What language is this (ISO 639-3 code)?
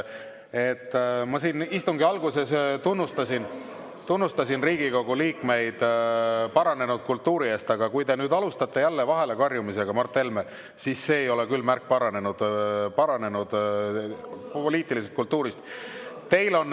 est